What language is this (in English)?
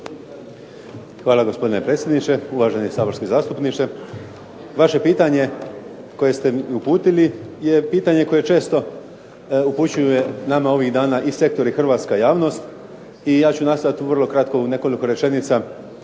Croatian